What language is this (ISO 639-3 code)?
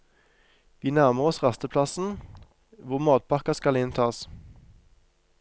nor